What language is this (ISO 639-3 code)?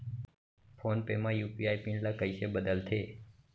hne